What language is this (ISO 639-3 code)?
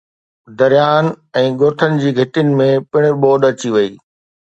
snd